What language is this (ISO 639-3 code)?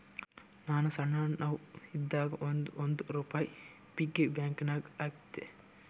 kan